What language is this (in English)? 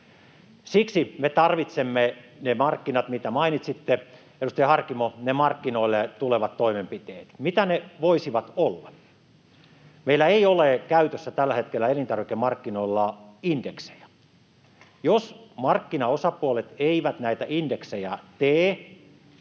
Finnish